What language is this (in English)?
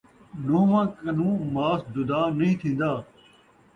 Saraiki